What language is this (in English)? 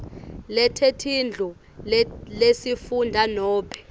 Swati